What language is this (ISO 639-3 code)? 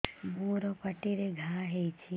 ori